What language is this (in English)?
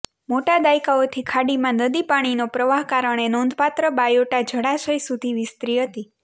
Gujarati